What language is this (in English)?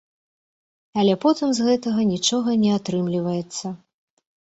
Belarusian